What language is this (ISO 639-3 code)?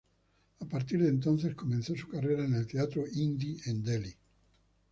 spa